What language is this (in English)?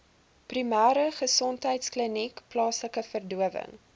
Afrikaans